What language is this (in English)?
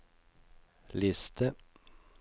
Norwegian